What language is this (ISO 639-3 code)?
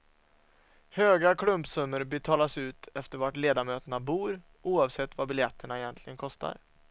swe